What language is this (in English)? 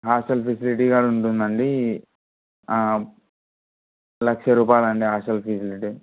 Telugu